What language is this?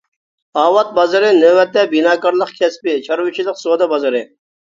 Uyghur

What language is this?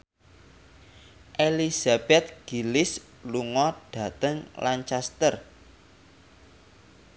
Javanese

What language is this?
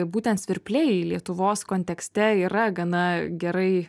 Lithuanian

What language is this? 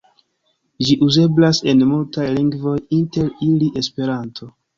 Esperanto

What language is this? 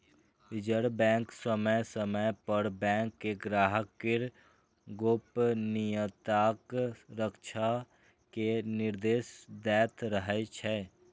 Maithili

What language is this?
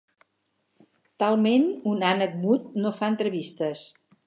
Catalan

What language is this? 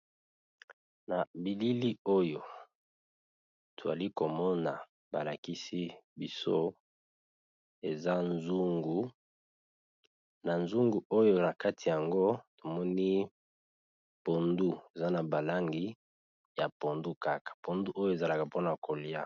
Lingala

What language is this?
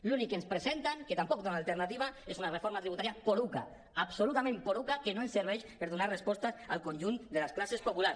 Catalan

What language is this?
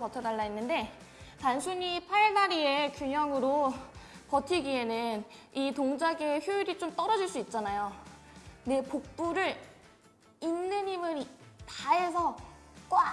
Korean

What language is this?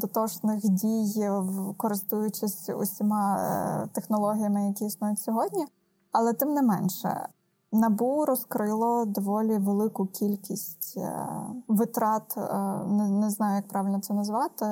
Ukrainian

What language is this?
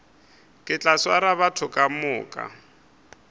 Northern Sotho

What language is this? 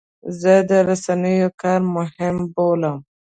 Pashto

